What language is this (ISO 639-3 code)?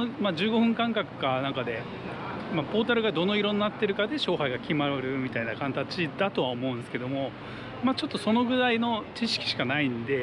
jpn